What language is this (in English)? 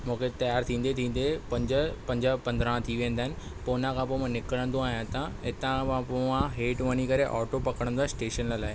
Sindhi